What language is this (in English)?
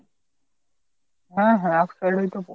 Bangla